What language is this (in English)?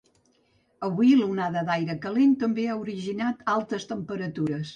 Catalan